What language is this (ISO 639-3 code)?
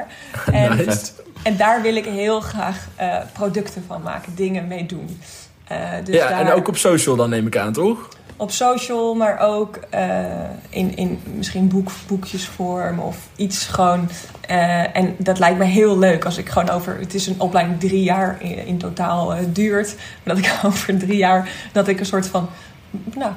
nld